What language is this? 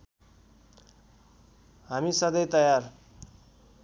Nepali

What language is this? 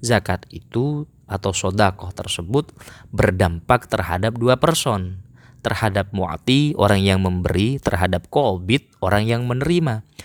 Indonesian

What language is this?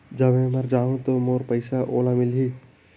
Chhattisgarhi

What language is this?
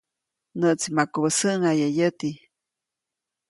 Copainalá Zoque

